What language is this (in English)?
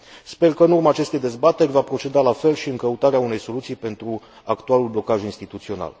Romanian